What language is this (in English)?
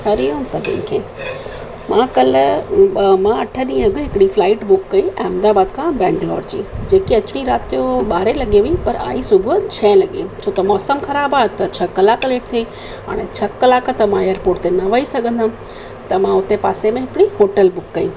Sindhi